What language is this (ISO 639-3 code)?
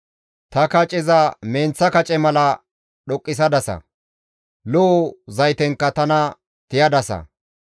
gmv